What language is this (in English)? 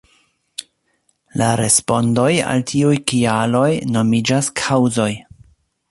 Esperanto